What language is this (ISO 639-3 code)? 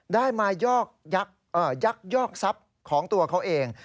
tha